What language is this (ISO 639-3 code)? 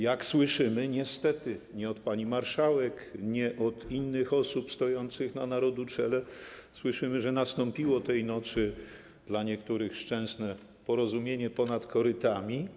pol